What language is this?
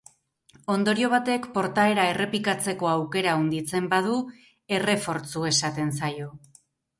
Basque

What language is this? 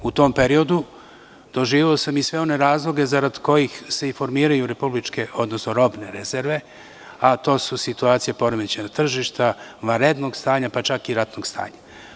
Serbian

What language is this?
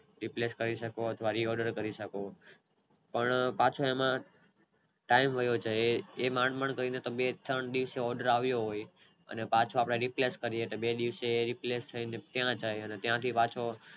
Gujarati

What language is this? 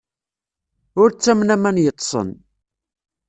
Kabyle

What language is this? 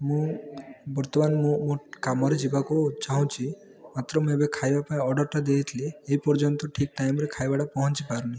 Odia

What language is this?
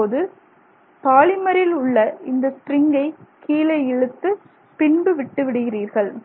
Tamil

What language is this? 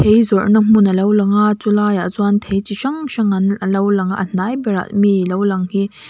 Mizo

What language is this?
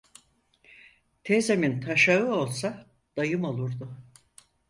Turkish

